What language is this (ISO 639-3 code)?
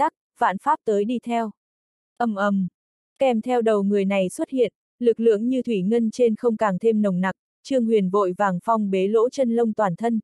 vie